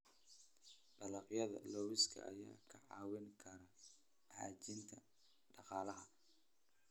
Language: Somali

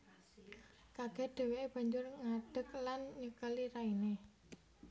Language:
Javanese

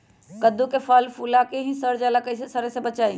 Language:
Magahi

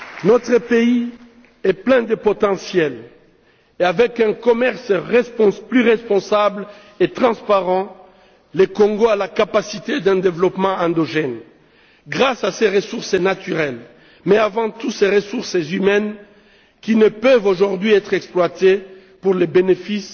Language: French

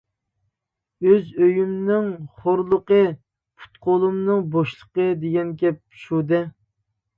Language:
Uyghur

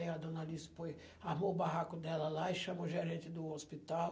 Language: Portuguese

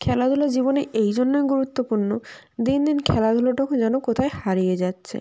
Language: Bangla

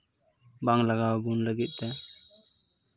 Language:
Santali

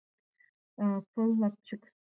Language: Mari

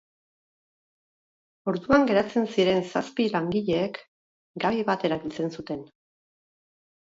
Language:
Basque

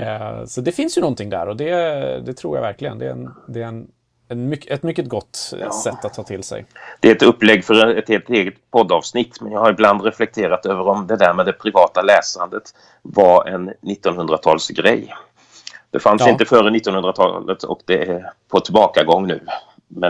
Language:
Swedish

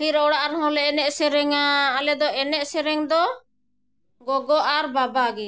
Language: Santali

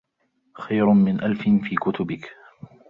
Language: Arabic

